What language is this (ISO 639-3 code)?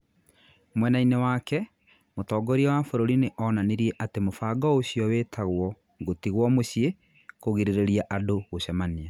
kik